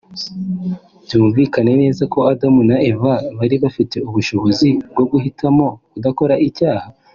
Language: Kinyarwanda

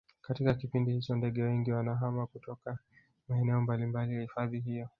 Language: Swahili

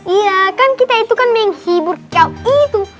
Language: Indonesian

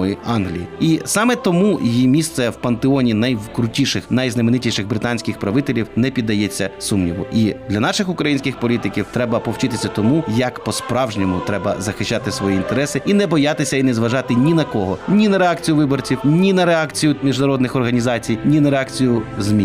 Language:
Ukrainian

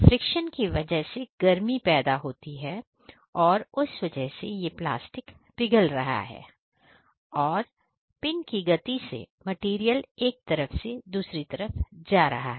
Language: Hindi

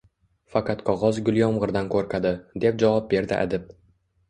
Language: Uzbek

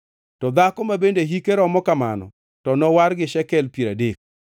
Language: Luo (Kenya and Tanzania)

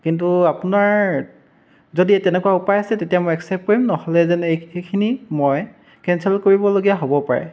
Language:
Assamese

